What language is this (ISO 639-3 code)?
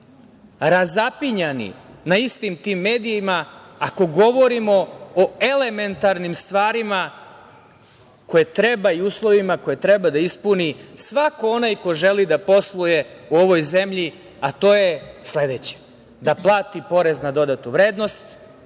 srp